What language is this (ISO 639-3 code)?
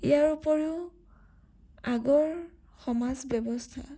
asm